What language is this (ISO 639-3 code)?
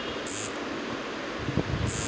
mai